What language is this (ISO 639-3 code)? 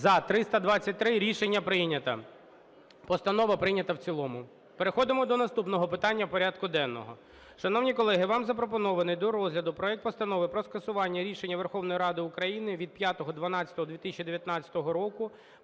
ukr